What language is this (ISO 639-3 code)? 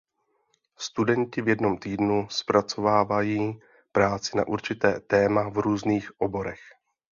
ces